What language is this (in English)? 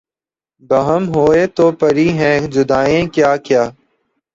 Urdu